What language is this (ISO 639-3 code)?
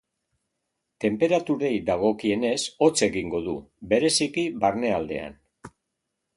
eus